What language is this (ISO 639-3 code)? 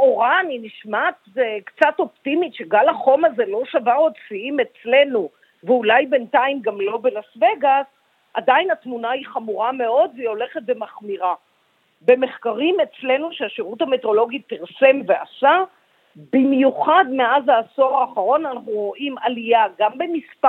heb